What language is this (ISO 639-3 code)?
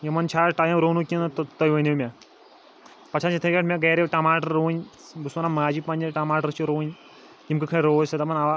kas